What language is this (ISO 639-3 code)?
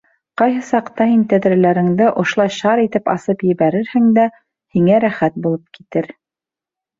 bak